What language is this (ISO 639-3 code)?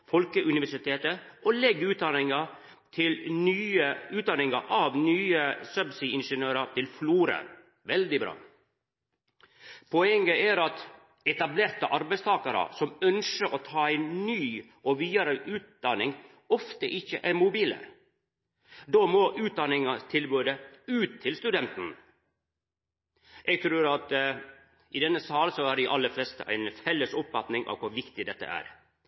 nno